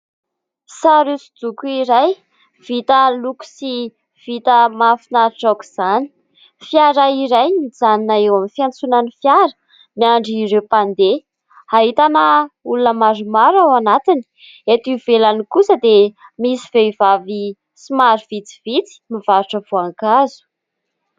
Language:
Malagasy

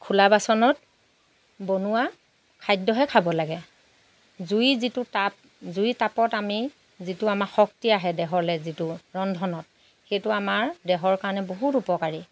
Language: Assamese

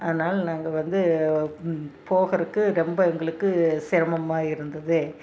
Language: Tamil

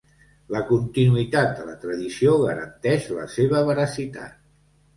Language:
Catalan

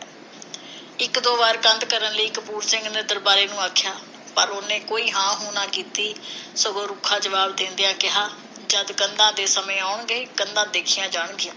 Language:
Punjabi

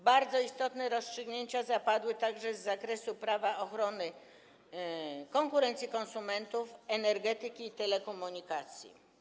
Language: Polish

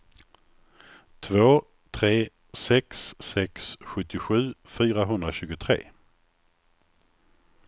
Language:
Swedish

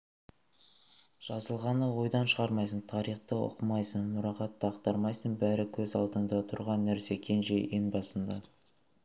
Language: Kazakh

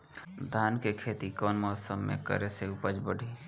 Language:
Bhojpuri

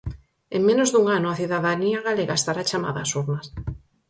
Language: Galician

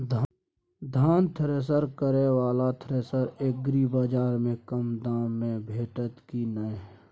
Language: Maithili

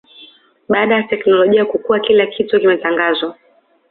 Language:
Swahili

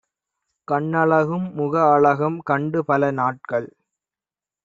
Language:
Tamil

